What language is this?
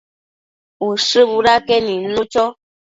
Matsés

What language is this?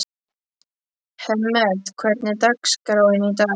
Icelandic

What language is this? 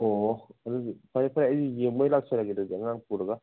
Manipuri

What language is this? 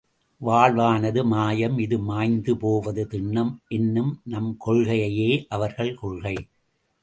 Tamil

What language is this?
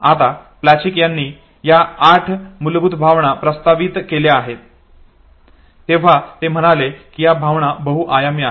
Marathi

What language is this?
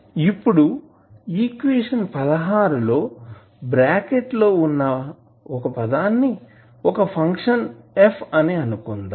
Telugu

